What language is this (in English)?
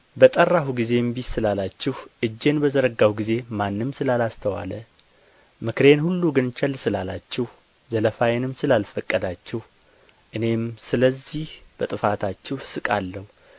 Amharic